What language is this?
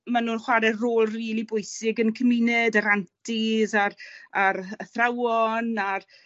Welsh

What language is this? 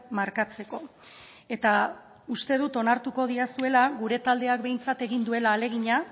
Basque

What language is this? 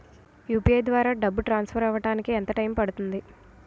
Telugu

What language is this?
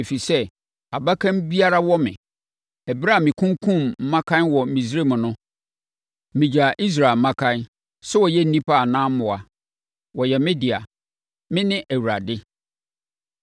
Akan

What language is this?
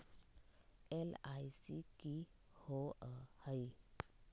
Magahi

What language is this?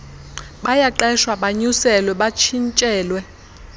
Xhosa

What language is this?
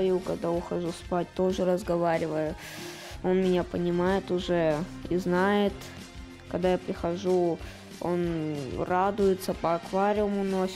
Russian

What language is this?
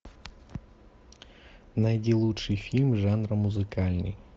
Russian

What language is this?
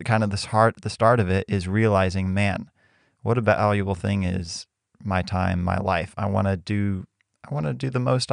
English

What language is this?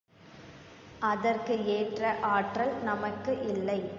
Tamil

